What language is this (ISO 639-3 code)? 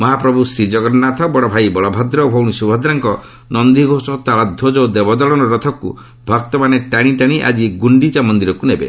ori